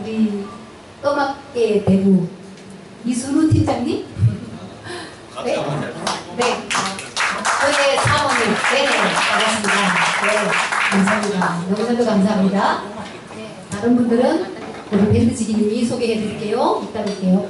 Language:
Korean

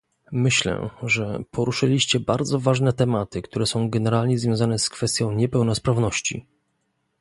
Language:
Polish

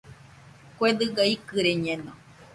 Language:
Nüpode Huitoto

